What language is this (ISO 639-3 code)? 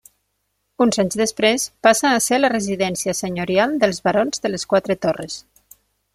cat